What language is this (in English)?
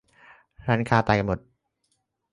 Thai